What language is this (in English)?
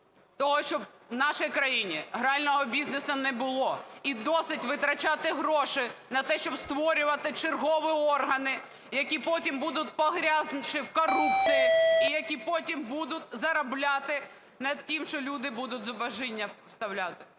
Ukrainian